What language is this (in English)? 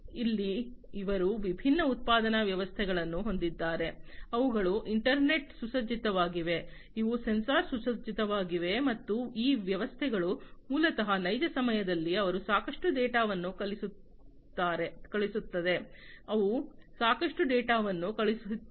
Kannada